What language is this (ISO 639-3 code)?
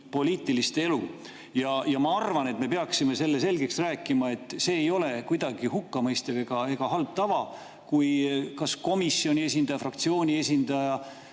est